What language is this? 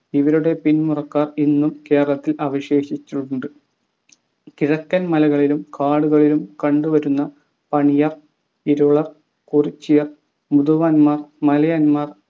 Malayalam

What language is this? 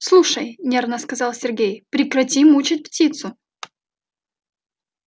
Russian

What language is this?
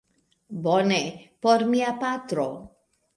Esperanto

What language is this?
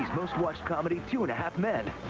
English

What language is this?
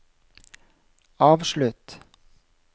Norwegian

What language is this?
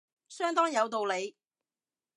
Cantonese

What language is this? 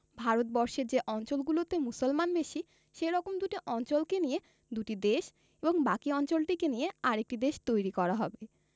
Bangla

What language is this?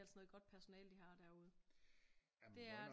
Danish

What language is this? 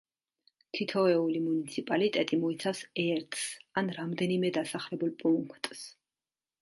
Georgian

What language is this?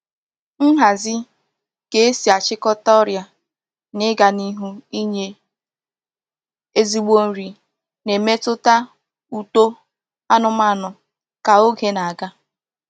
Igbo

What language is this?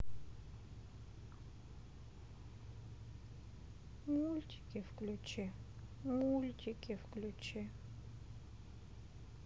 Russian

